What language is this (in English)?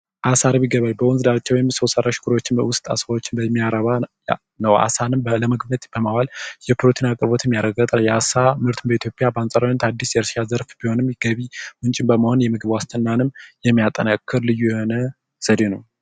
Amharic